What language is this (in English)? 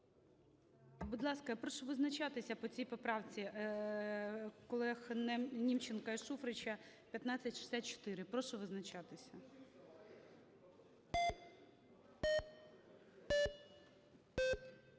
Ukrainian